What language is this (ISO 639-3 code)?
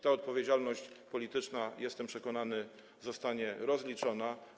pol